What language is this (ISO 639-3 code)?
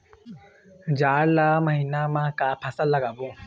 hne